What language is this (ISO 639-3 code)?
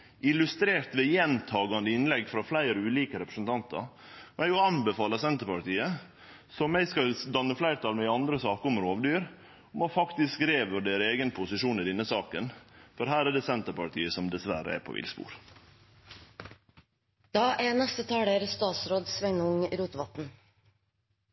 nno